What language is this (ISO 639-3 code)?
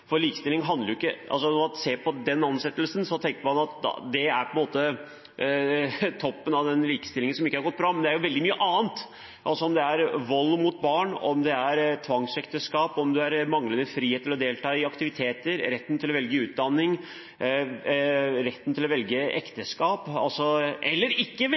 nob